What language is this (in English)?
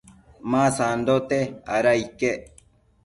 Matsés